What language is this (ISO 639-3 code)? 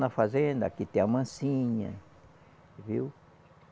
por